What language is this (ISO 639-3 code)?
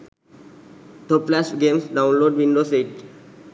sin